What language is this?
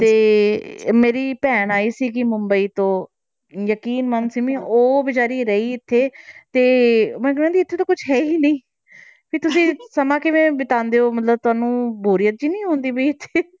Punjabi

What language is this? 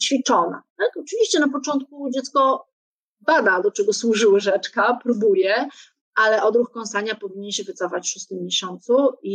Polish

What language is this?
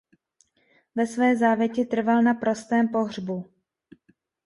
Czech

